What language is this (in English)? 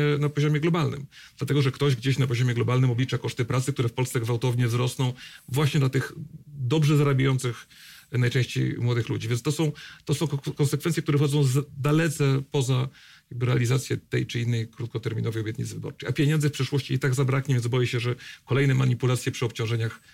Polish